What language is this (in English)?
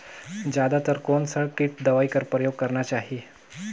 Chhattisgarhi